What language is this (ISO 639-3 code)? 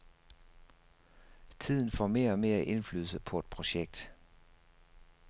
dan